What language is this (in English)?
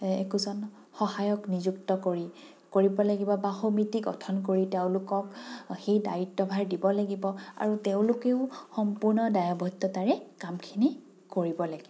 Assamese